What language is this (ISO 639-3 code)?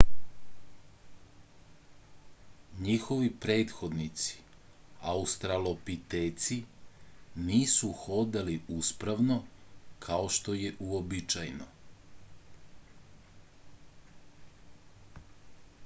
srp